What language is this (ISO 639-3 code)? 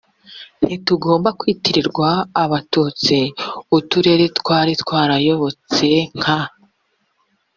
kin